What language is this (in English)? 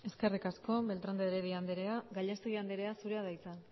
Basque